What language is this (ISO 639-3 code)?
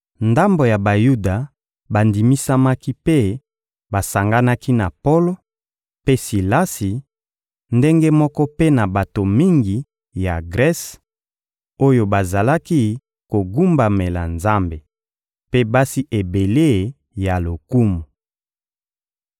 lin